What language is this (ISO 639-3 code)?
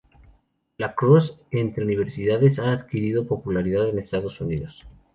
spa